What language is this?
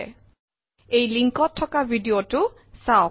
Assamese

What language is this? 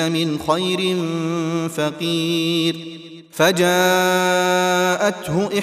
Arabic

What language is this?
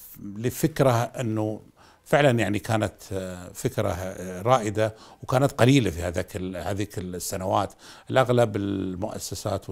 Arabic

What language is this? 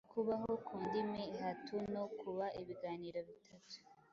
Kinyarwanda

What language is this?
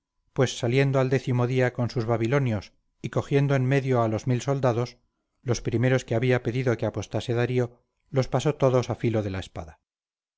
Spanish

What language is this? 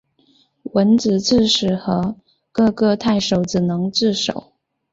Chinese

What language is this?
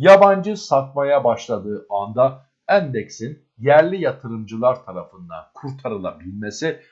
Turkish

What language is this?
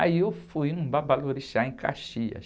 Portuguese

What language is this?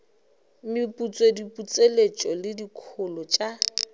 Northern Sotho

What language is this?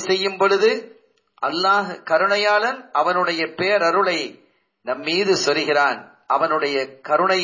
Tamil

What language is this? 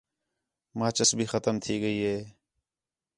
Khetrani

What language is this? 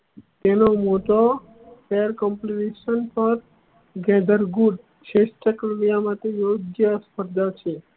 Gujarati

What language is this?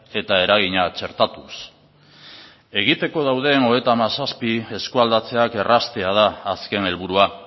Basque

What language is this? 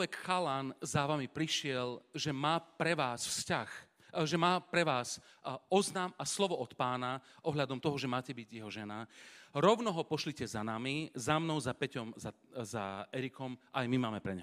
Slovak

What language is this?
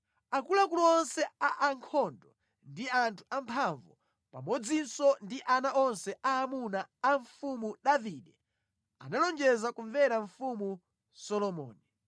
Nyanja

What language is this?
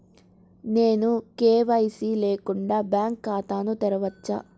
Telugu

